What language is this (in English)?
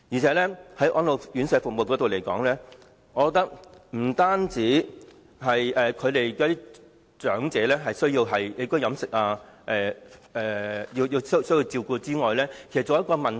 Cantonese